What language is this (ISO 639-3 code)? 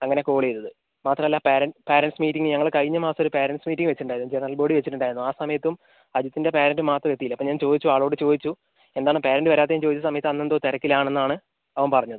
mal